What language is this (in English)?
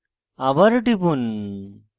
Bangla